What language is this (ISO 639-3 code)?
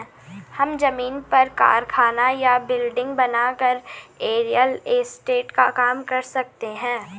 hin